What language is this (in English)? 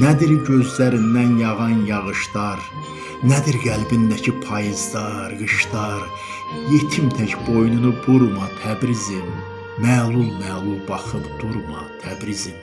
Turkish